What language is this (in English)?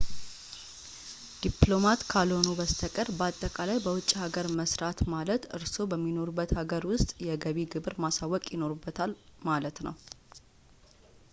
Amharic